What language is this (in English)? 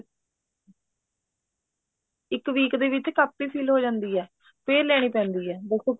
Punjabi